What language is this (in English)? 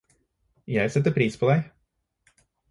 Norwegian Bokmål